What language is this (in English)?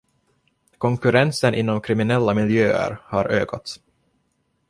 Swedish